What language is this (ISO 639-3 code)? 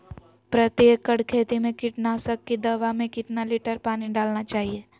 mag